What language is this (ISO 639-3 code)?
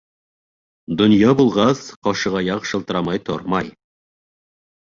bak